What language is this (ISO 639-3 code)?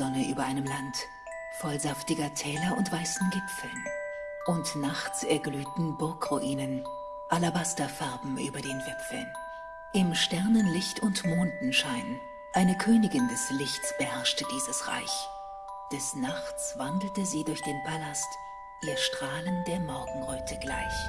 deu